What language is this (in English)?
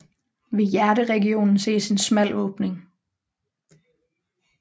Danish